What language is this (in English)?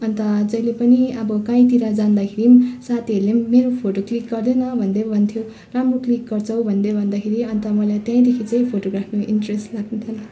Nepali